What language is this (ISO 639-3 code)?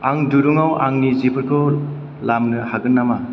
brx